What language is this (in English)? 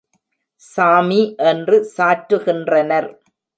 Tamil